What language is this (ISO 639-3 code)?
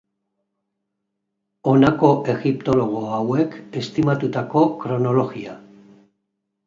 eus